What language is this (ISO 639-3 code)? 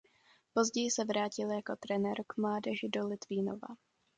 ces